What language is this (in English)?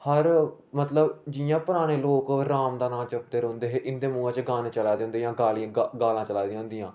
Dogri